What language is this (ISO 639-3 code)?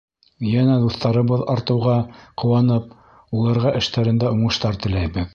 bak